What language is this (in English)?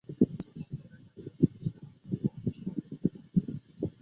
Chinese